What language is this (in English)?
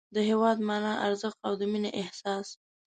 Pashto